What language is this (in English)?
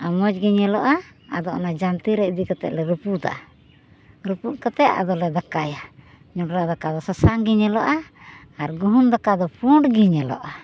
Santali